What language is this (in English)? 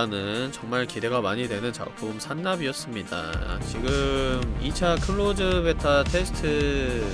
Korean